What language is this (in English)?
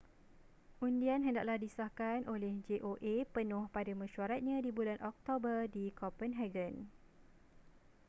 Malay